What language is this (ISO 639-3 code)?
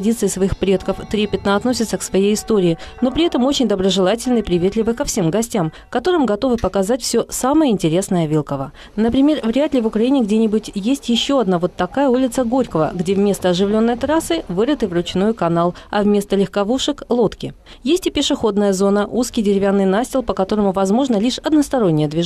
rus